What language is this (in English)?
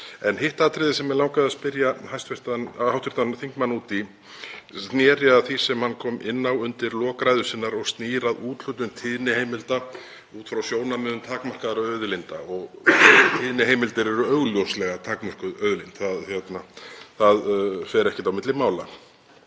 Icelandic